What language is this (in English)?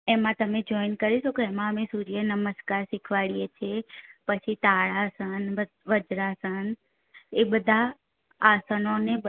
Gujarati